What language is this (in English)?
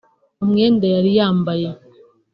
Kinyarwanda